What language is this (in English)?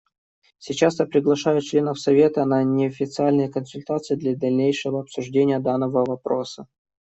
Russian